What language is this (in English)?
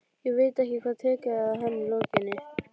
Icelandic